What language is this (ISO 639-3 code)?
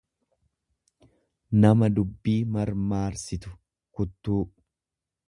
orm